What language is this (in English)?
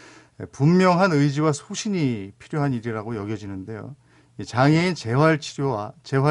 Korean